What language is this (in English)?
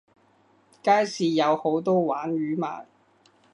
Cantonese